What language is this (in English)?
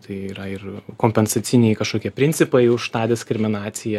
Lithuanian